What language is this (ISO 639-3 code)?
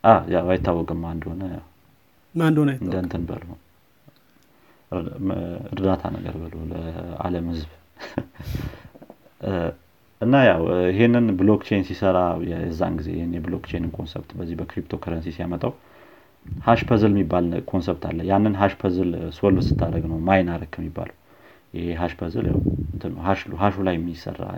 amh